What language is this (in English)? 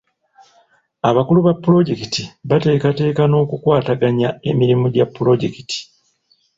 Ganda